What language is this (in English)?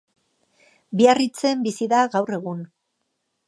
Basque